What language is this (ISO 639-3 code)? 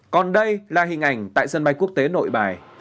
vie